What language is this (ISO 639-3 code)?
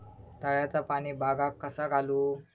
mar